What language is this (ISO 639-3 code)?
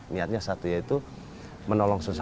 ind